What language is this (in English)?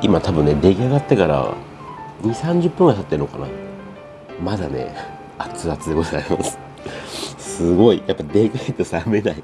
Japanese